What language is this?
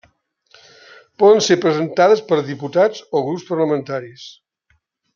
Catalan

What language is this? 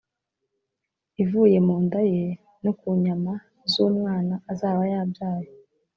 Kinyarwanda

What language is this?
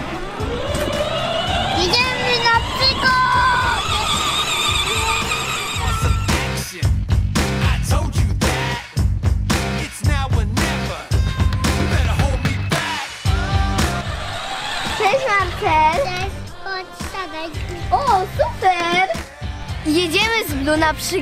Polish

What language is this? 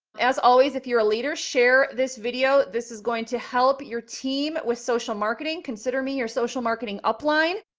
English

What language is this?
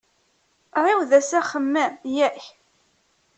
Kabyle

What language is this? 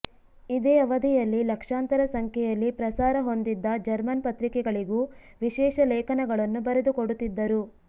Kannada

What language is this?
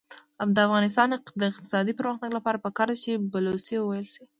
Pashto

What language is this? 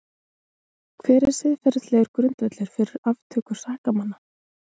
Icelandic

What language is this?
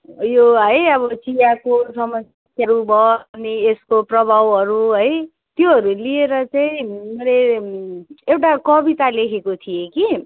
Nepali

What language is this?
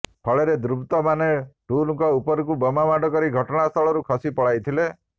Odia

